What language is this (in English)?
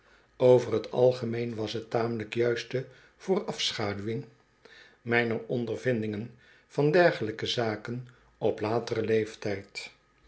Dutch